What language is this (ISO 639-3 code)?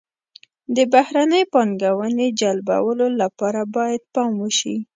pus